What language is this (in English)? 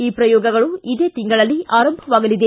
Kannada